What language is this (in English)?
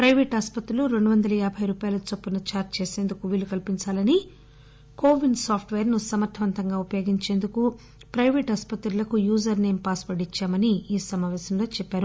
Telugu